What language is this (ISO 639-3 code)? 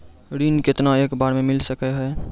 mai